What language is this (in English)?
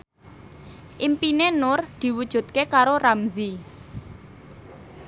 Javanese